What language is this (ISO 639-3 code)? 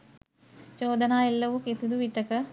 sin